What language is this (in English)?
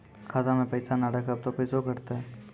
Maithili